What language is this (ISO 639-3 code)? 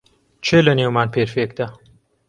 ckb